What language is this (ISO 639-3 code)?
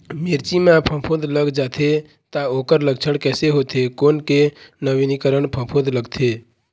hne